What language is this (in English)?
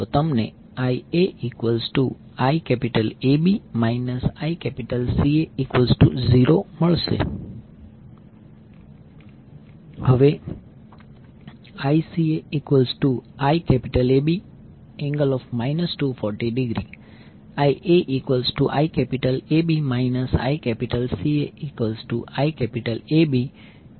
Gujarati